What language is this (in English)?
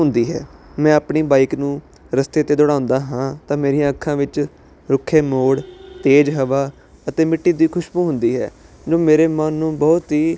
Punjabi